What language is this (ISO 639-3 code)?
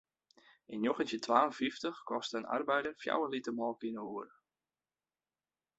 fry